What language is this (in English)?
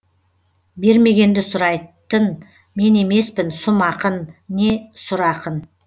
Kazakh